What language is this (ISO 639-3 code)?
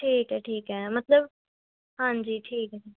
pan